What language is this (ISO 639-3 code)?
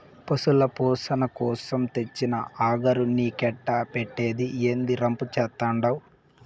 tel